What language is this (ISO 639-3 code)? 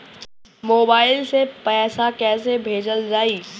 bho